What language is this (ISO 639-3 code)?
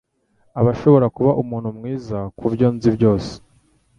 kin